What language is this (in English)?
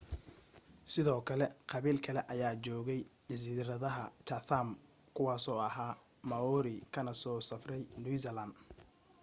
Somali